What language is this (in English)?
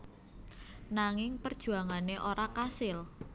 Javanese